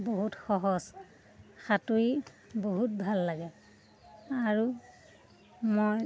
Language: Assamese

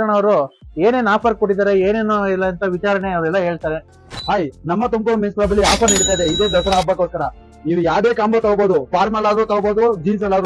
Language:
Kannada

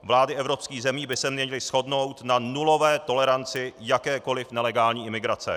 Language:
Czech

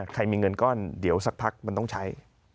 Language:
Thai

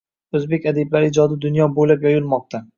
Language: Uzbek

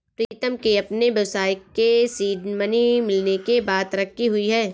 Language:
Hindi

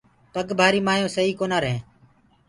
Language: Gurgula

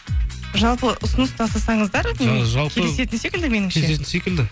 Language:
Kazakh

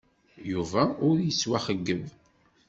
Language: Kabyle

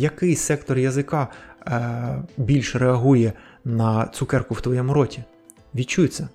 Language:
Ukrainian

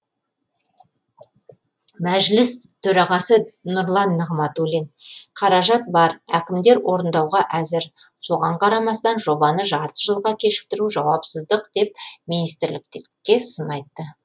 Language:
Kazakh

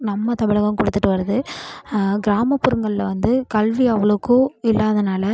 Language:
Tamil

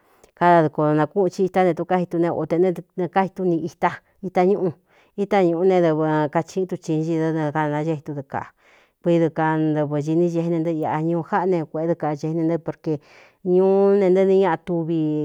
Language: Cuyamecalco Mixtec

